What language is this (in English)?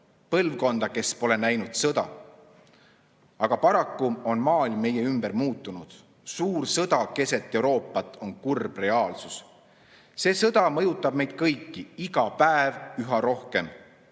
Estonian